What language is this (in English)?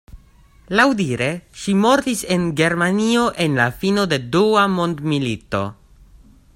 Esperanto